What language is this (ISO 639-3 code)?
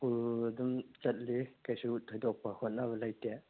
mni